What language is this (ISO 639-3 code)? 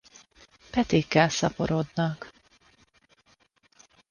hun